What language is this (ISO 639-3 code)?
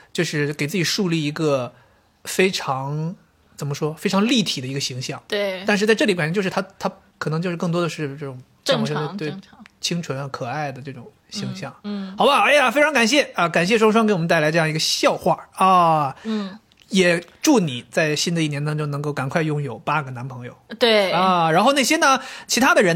zho